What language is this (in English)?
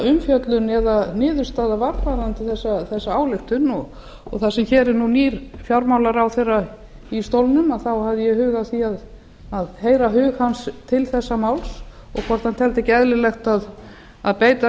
Icelandic